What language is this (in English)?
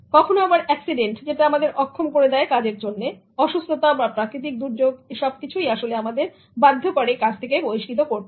Bangla